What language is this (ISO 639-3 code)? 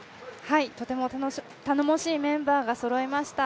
jpn